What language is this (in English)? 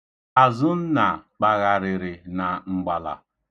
Igbo